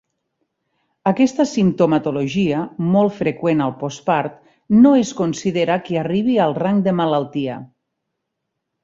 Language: Catalan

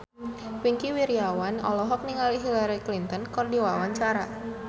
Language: Sundanese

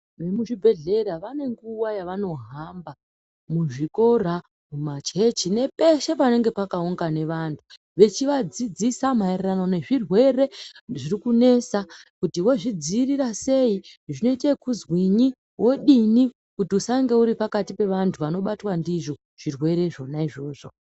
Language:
Ndau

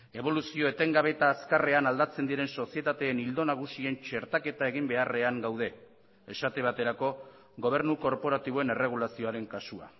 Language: Basque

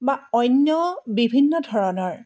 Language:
Assamese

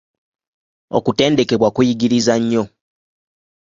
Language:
Ganda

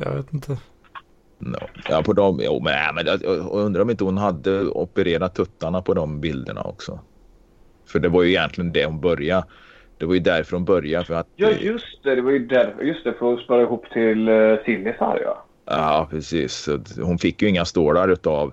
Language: Swedish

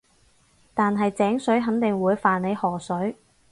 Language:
Cantonese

